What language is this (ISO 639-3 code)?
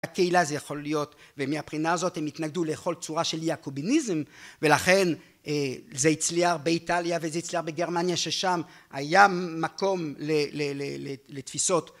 heb